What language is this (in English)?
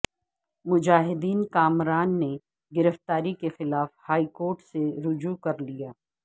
Urdu